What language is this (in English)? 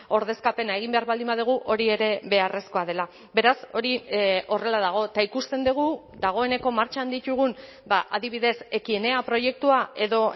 Basque